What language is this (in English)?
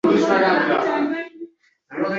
Uzbek